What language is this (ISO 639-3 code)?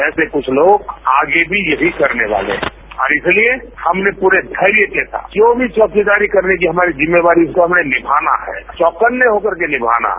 hin